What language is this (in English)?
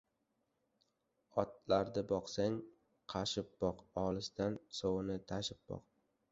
Uzbek